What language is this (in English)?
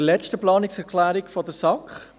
Swiss German